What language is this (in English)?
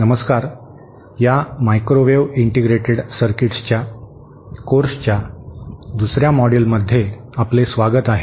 Marathi